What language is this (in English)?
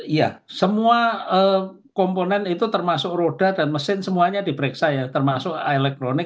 Indonesian